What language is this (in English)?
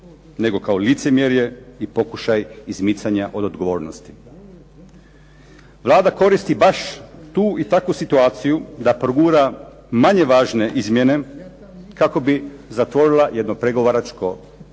Croatian